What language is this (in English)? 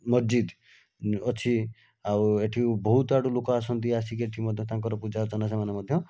Odia